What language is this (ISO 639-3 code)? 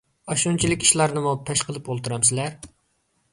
uig